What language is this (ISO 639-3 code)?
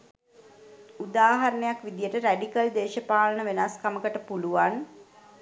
sin